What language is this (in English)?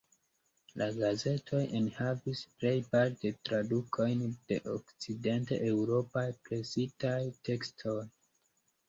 Esperanto